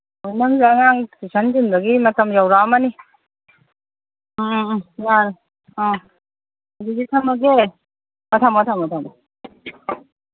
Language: Manipuri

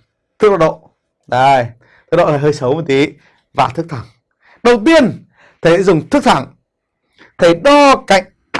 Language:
Vietnamese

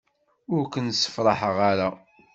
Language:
Kabyle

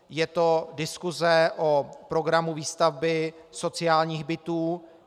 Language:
Czech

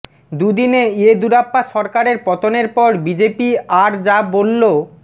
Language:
Bangla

